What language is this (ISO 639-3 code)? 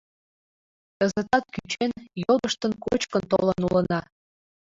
chm